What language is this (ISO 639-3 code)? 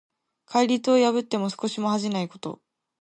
jpn